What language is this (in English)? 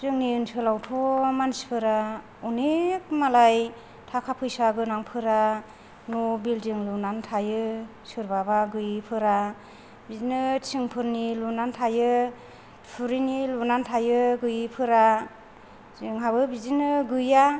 Bodo